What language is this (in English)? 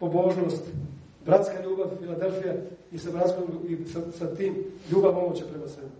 Croatian